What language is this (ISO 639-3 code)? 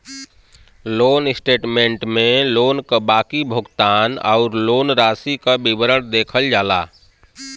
bho